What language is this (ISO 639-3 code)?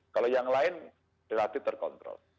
ind